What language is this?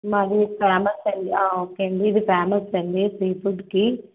Telugu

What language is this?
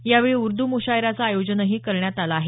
Marathi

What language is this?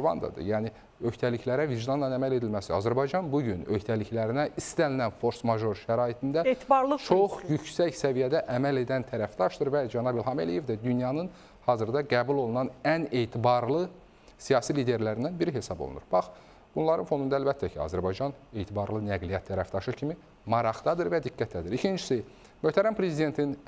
Turkish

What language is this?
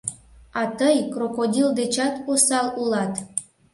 Mari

